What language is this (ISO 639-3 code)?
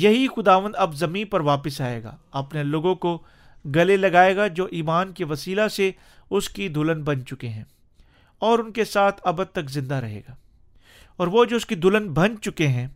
urd